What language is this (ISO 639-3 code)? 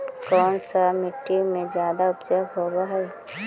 mag